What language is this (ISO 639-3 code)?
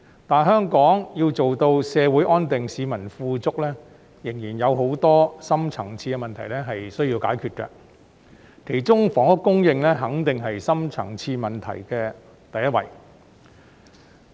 yue